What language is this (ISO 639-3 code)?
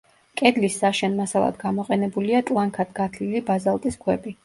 kat